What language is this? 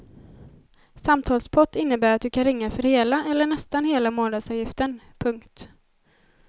Swedish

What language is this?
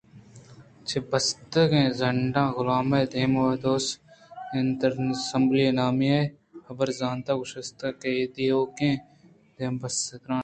Eastern Balochi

